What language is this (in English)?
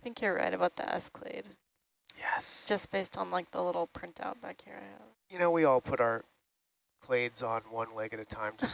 English